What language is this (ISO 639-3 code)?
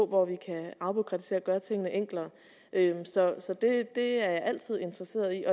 dan